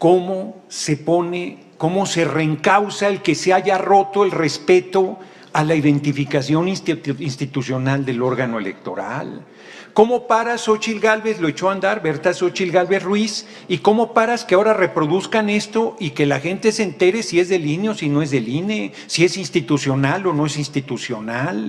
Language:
Spanish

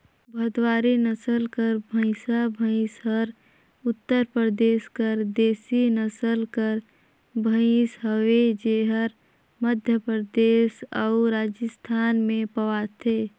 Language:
Chhattisgarhi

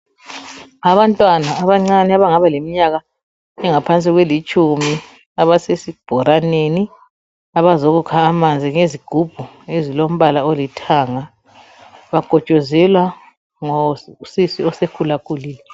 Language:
North Ndebele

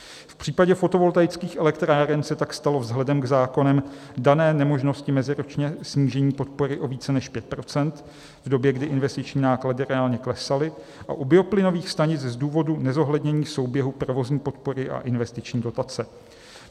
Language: Czech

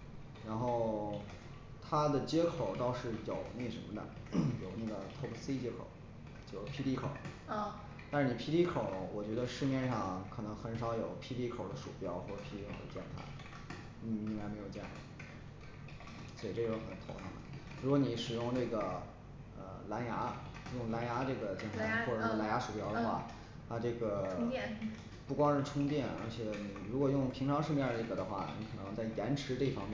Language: Chinese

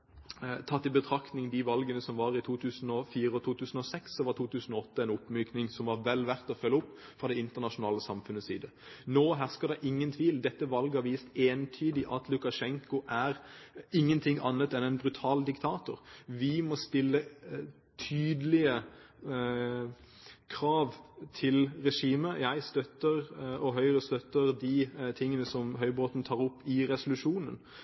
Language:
Norwegian Bokmål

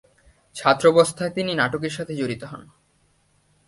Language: Bangla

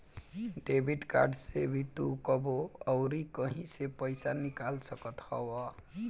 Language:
Bhojpuri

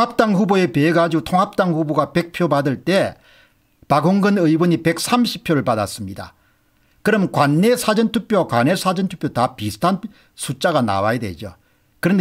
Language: Korean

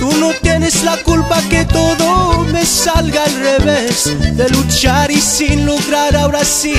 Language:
Romanian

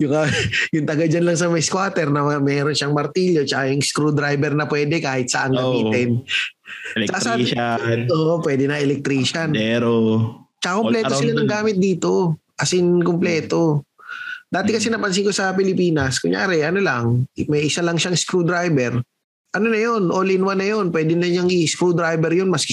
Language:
Filipino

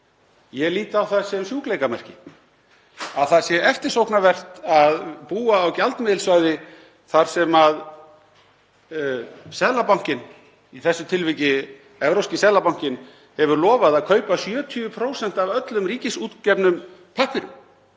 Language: Icelandic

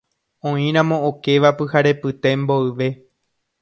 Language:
Guarani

